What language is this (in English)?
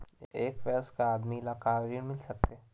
Chhattisgarhi